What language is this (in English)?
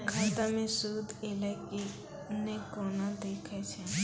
Maithili